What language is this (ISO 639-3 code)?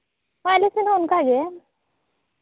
sat